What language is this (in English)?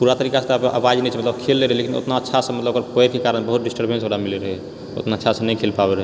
Maithili